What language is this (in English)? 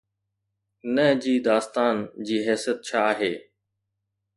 Sindhi